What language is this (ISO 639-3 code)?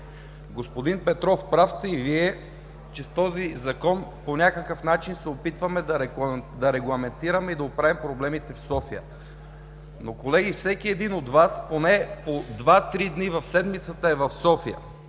bul